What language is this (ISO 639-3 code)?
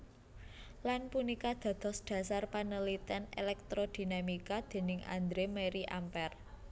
jav